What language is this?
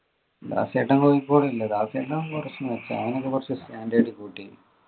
Malayalam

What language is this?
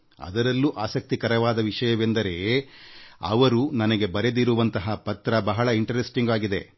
Kannada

